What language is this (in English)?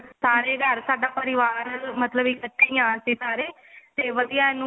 Punjabi